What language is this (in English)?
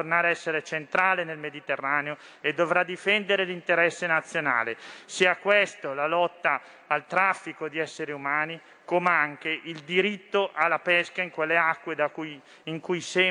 Italian